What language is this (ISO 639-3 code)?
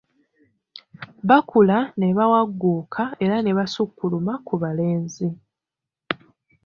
lug